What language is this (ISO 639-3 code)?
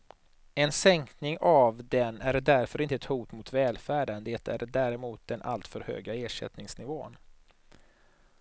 swe